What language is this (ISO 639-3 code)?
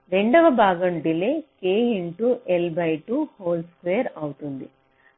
tel